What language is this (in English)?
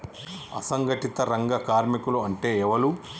Telugu